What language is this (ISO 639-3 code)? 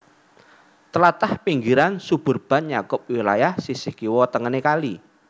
jav